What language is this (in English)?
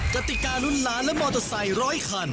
Thai